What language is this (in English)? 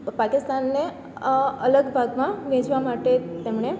Gujarati